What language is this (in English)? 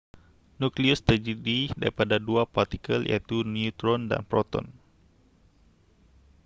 Malay